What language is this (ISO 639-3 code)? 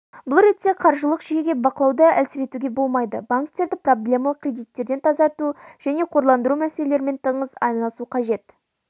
kaz